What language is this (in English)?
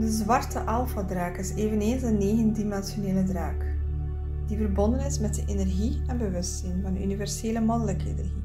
Dutch